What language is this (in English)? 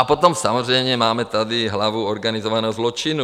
Czech